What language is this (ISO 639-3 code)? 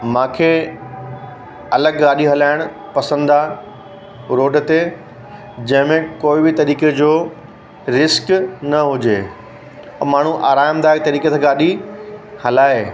snd